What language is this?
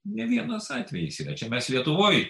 Lithuanian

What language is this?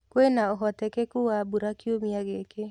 Kikuyu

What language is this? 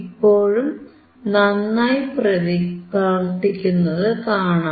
Malayalam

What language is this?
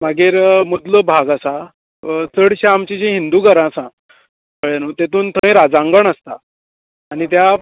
Konkani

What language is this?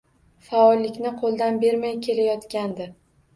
Uzbek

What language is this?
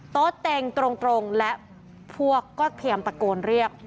Thai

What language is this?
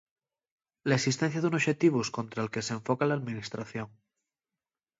Asturian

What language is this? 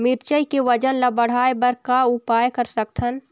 Chhattisgarhi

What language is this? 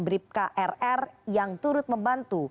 Indonesian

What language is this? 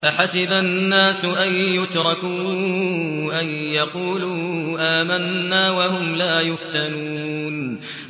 Arabic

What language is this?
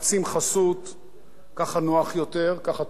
Hebrew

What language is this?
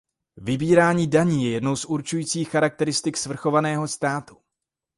Czech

